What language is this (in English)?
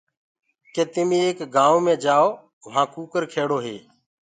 Gurgula